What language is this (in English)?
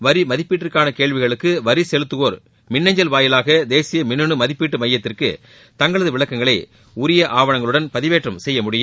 Tamil